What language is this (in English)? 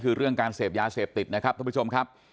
Thai